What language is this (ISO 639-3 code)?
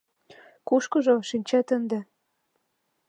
chm